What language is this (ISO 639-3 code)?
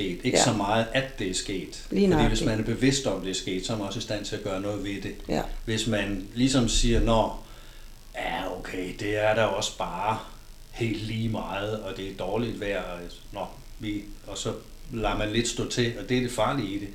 dan